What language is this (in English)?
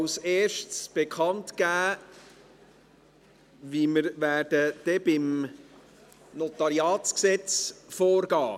Swiss German